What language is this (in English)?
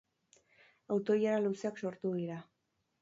Basque